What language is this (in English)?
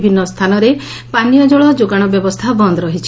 Odia